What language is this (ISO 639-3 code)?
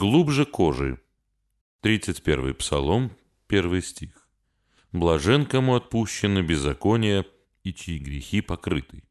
rus